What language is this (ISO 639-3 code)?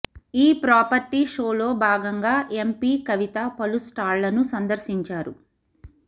tel